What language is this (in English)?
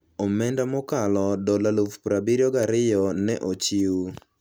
Luo (Kenya and Tanzania)